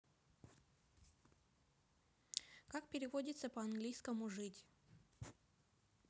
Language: Russian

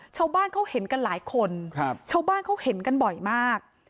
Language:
Thai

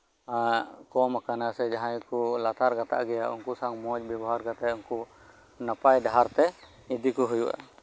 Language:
Santali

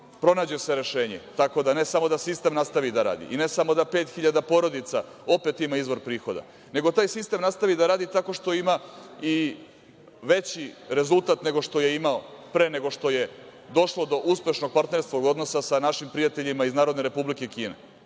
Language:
Serbian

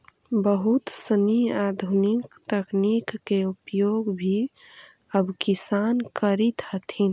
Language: Magahi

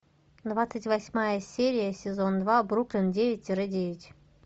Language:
Russian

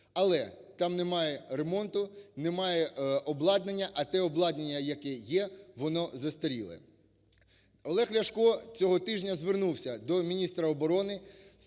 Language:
Ukrainian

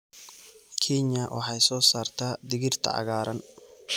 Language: Somali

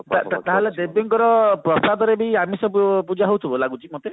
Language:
Odia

